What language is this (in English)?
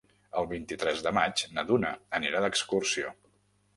Catalan